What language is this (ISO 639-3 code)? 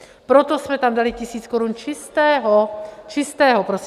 ces